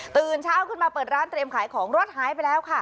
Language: Thai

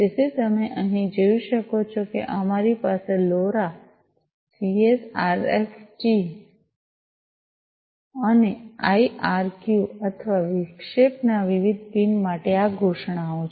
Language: Gujarati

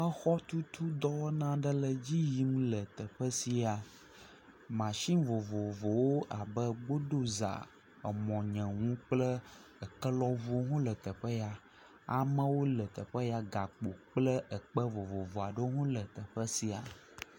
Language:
Ewe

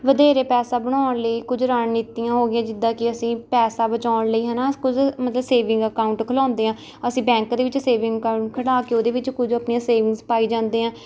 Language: Punjabi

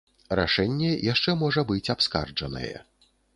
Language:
Belarusian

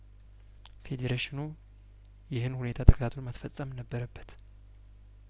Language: Amharic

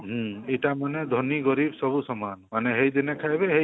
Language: Odia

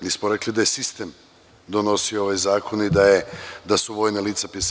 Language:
Serbian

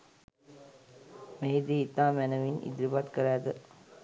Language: Sinhala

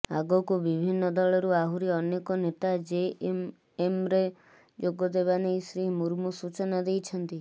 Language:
Odia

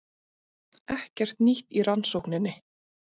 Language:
Icelandic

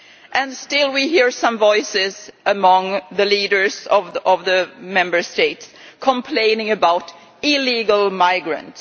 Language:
English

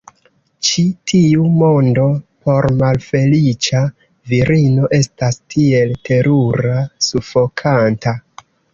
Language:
Esperanto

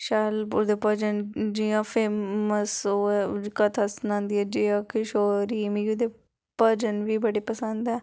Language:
Dogri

